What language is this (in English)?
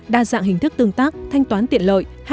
Vietnamese